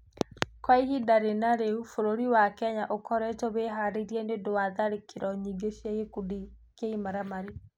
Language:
Kikuyu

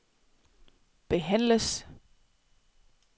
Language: Danish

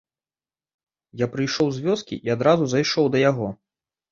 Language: Belarusian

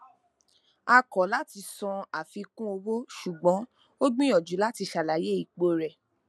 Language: Yoruba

